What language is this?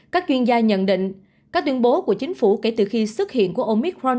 Vietnamese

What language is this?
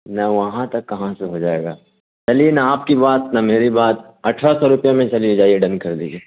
Urdu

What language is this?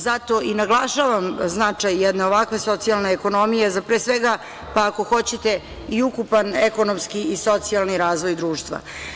Serbian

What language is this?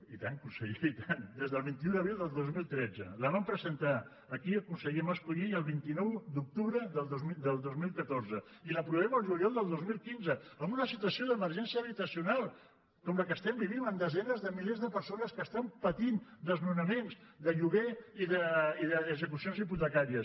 Catalan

